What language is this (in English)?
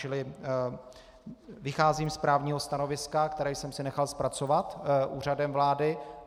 Czech